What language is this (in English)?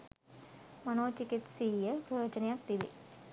Sinhala